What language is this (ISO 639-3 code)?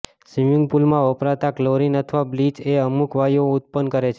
guj